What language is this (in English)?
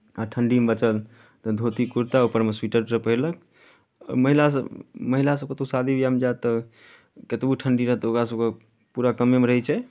Maithili